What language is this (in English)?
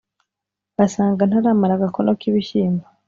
Kinyarwanda